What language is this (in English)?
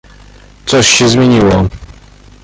Polish